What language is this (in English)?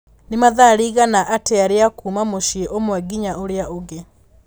Kikuyu